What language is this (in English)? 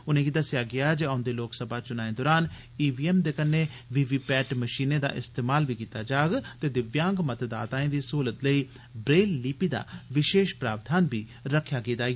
Dogri